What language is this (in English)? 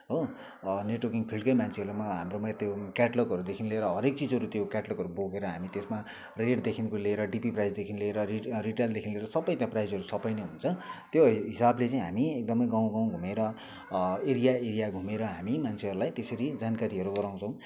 Nepali